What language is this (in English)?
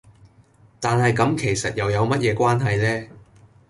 Cantonese